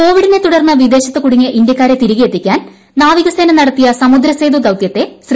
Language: Malayalam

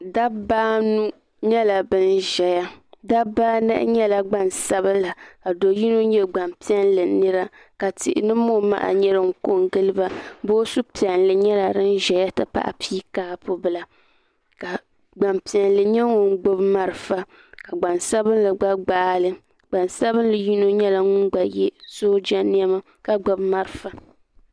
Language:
Dagbani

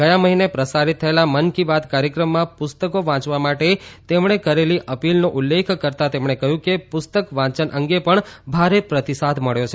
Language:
Gujarati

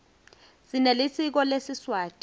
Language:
Swati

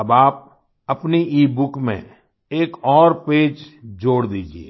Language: Hindi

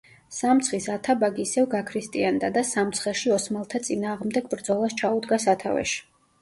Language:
Georgian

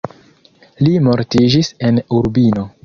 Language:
Esperanto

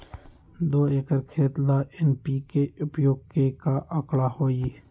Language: Magahi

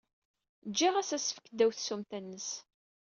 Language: Kabyle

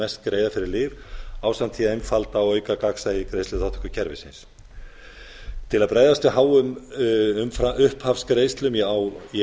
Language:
Icelandic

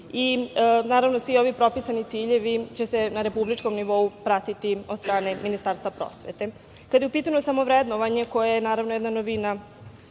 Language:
Serbian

